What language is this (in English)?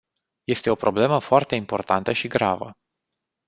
Romanian